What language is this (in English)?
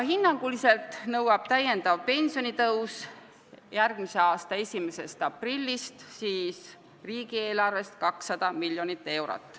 Estonian